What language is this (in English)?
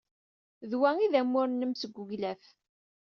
Kabyle